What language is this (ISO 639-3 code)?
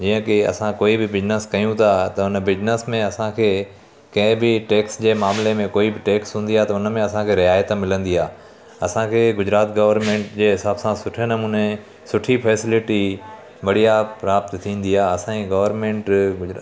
snd